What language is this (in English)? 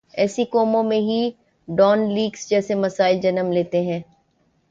Urdu